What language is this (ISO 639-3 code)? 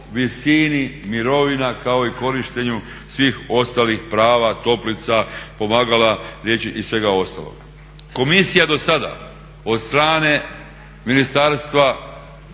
hrv